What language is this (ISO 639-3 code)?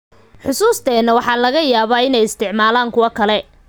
som